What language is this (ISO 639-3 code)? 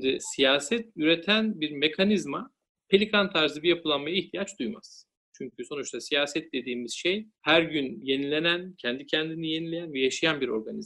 tur